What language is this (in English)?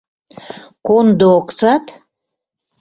Mari